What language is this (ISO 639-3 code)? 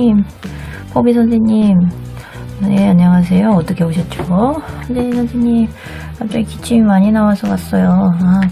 kor